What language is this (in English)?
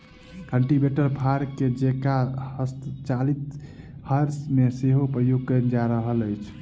Maithili